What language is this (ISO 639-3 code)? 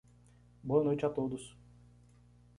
por